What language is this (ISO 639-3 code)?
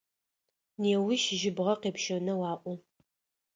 ady